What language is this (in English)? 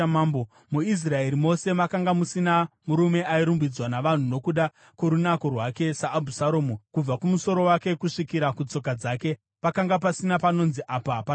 Shona